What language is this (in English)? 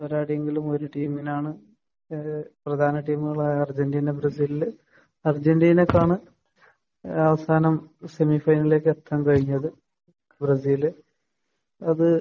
Malayalam